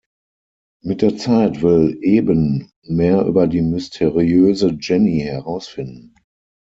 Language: German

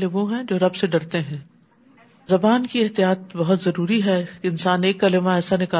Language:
Urdu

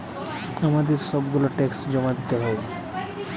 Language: Bangla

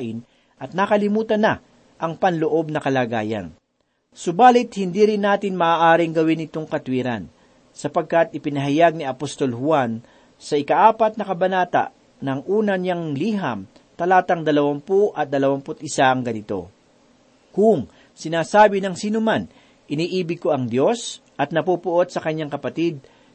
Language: Filipino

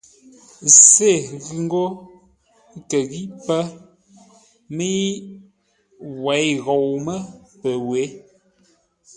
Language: Ngombale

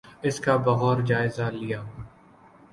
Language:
Urdu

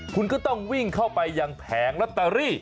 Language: Thai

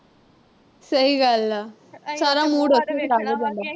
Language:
Punjabi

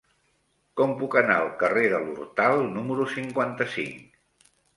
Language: Catalan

